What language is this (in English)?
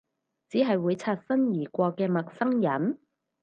Cantonese